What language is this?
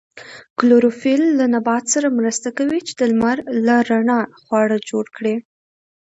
Pashto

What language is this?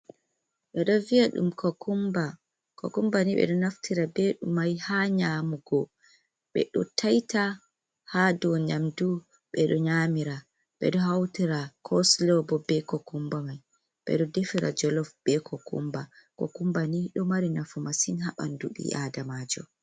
Fula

